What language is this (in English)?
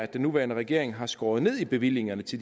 Danish